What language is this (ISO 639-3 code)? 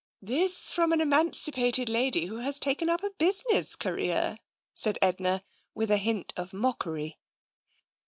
eng